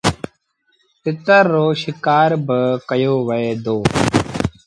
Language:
Sindhi Bhil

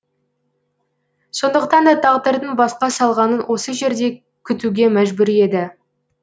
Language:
Kazakh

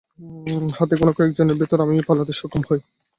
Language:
Bangla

